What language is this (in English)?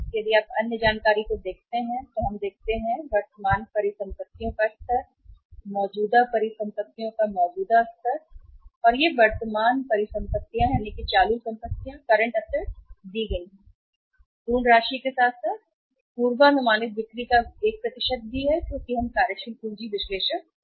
Hindi